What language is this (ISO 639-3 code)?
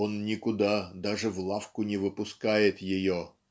rus